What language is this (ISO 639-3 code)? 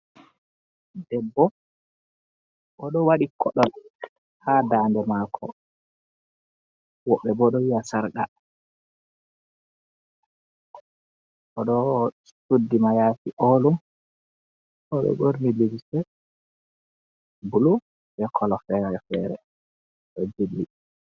ful